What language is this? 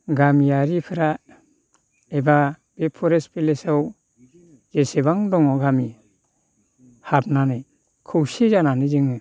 Bodo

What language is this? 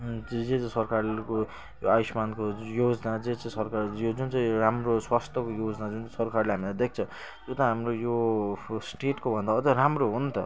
Nepali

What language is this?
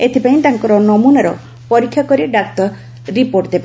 Odia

